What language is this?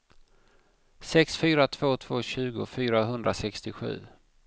Swedish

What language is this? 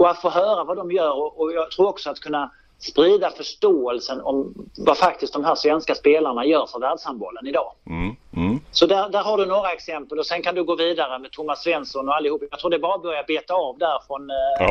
Swedish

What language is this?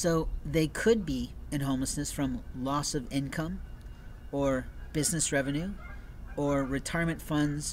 English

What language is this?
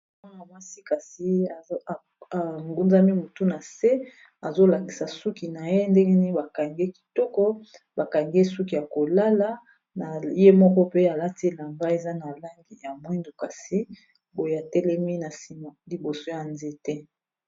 Lingala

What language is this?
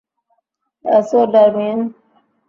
Bangla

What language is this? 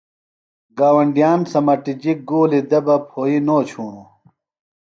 Phalura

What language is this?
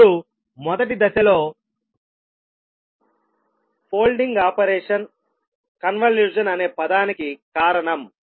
Telugu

